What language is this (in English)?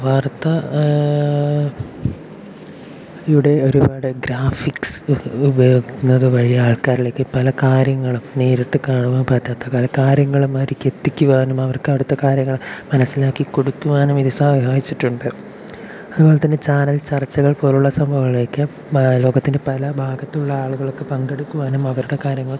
Malayalam